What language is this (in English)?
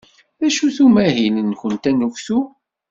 Kabyle